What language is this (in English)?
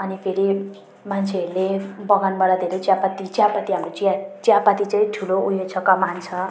Nepali